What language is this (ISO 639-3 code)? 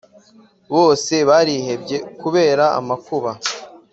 kin